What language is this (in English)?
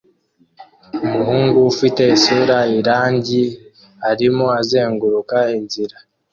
Kinyarwanda